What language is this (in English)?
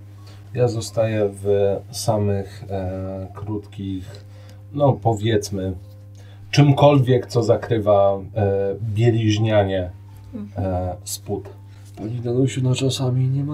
Polish